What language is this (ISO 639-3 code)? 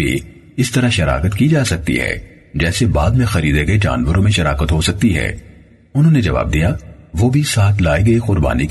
urd